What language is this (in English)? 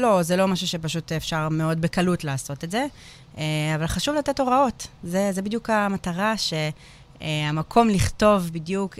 Hebrew